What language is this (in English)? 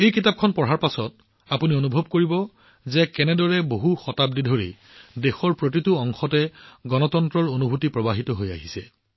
Assamese